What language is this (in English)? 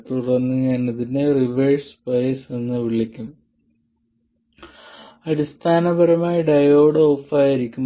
Malayalam